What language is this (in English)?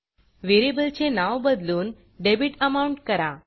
Marathi